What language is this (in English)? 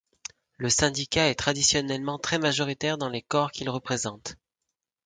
French